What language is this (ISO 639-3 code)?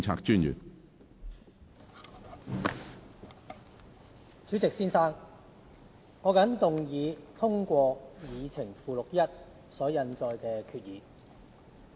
yue